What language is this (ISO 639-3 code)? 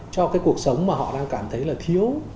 vie